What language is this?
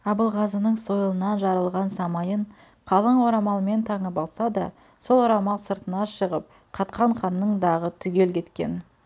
Kazakh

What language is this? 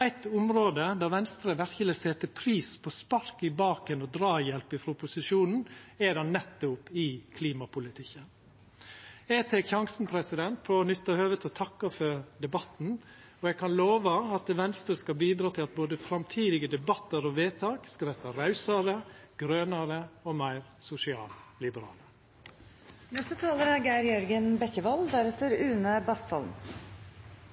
Norwegian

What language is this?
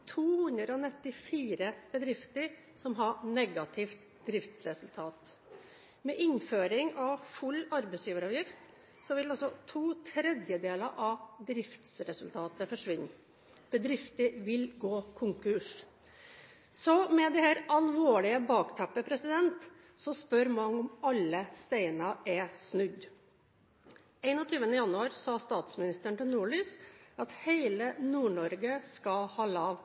Norwegian Bokmål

